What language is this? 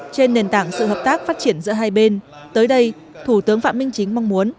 Vietnamese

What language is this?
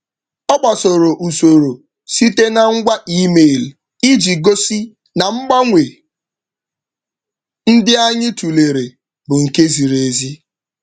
Igbo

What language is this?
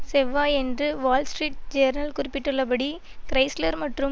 Tamil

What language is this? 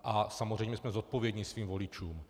Czech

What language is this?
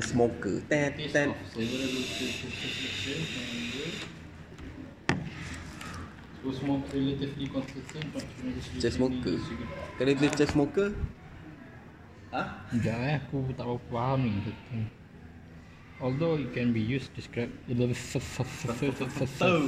Malay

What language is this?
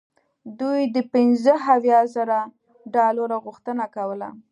Pashto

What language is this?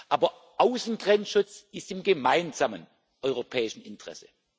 German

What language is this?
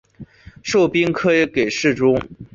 Chinese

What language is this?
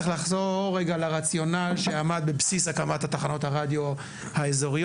Hebrew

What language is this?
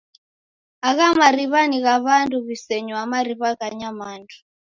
Taita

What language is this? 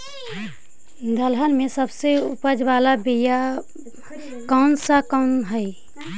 Magahi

